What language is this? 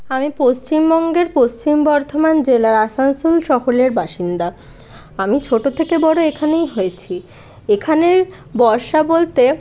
Bangla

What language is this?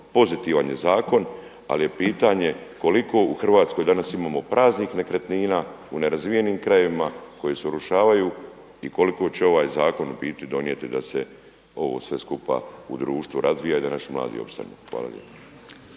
Croatian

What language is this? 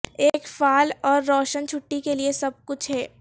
Urdu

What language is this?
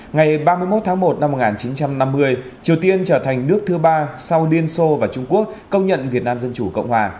Vietnamese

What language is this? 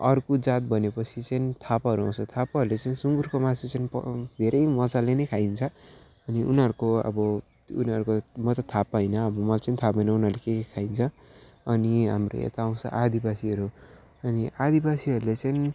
Nepali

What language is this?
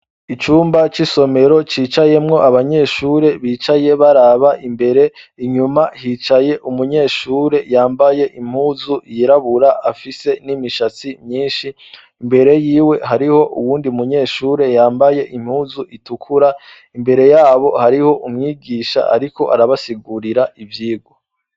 Rundi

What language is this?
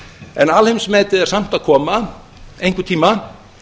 Icelandic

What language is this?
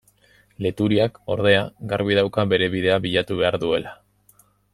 Basque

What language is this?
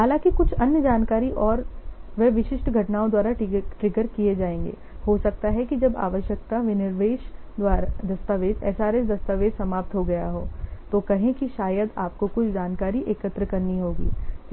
Hindi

